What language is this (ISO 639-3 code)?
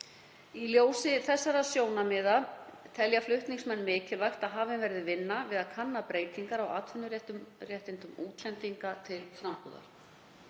isl